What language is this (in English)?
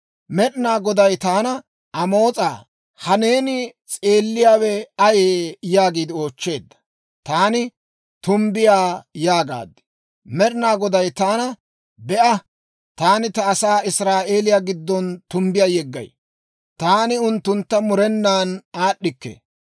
Dawro